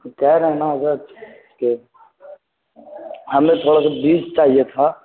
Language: Urdu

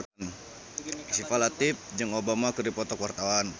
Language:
Sundanese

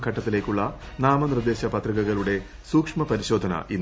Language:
Malayalam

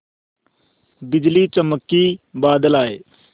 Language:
Hindi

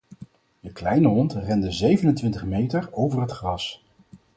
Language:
Dutch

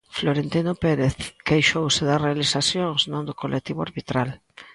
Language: Galician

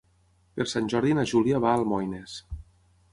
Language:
Catalan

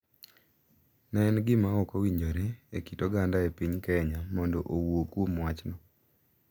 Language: Luo (Kenya and Tanzania)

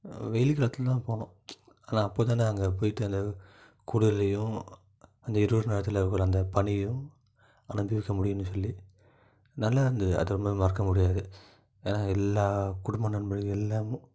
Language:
Tamil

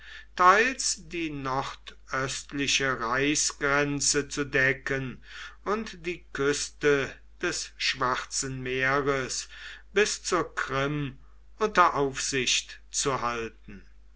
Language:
German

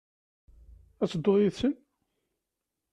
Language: Kabyle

